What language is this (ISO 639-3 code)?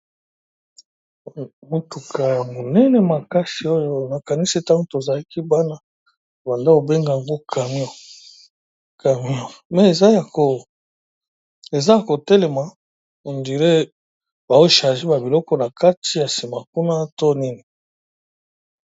lin